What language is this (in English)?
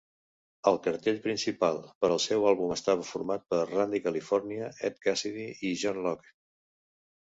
Catalan